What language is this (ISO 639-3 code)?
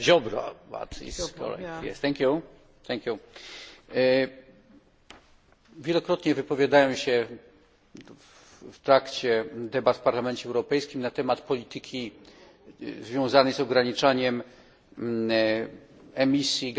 pol